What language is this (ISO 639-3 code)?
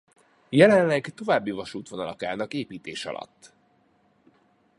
hun